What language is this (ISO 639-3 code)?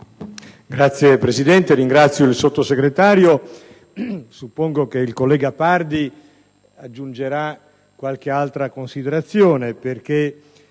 ita